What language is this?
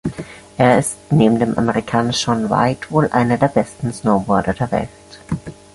German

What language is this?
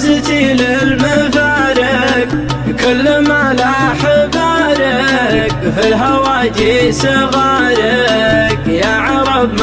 Arabic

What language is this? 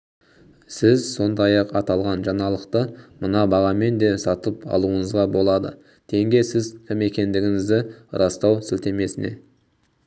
Kazakh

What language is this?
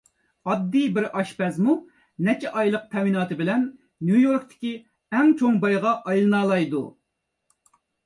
Uyghur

